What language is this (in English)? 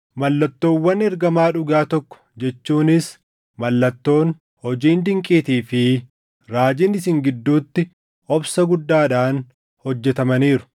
Oromo